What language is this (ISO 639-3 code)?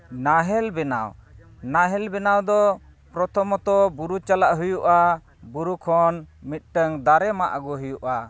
sat